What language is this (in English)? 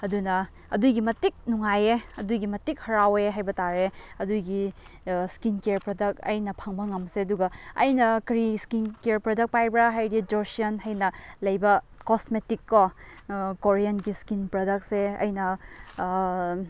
Manipuri